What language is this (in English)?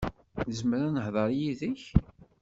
Kabyle